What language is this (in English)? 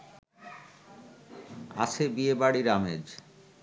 Bangla